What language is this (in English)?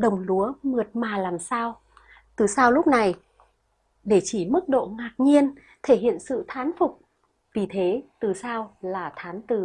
Vietnamese